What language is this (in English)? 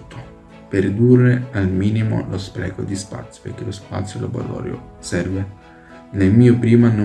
Italian